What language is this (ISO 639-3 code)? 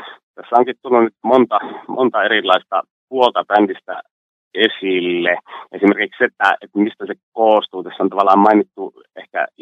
fin